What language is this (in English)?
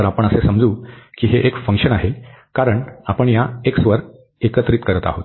Marathi